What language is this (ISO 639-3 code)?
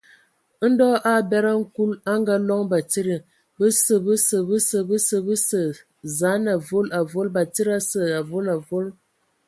ewo